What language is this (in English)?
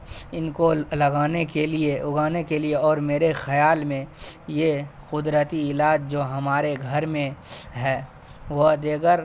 Urdu